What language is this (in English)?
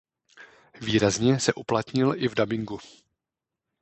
Czech